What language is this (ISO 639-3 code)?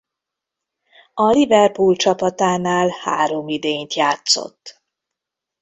hun